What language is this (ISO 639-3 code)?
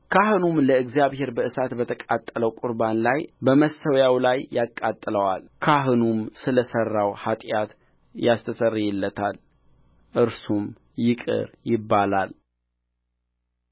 amh